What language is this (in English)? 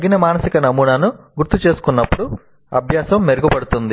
Telugu